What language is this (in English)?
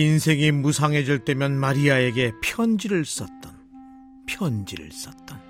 Korean